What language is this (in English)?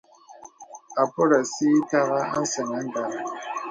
Bebele